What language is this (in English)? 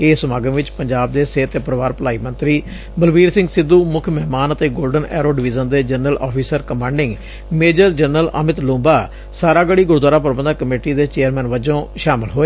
Punjabi